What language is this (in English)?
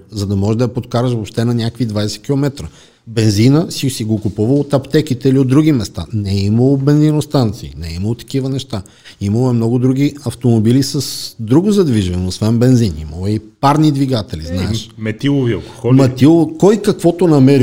Bulgarian